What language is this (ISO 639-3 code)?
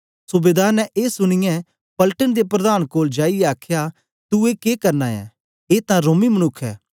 doi